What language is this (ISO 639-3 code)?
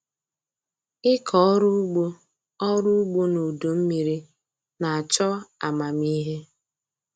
ibo